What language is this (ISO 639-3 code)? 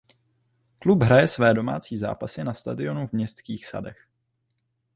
ces